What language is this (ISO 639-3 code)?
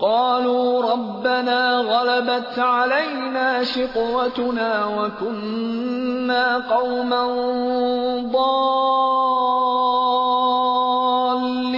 urd